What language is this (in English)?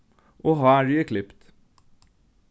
Faroese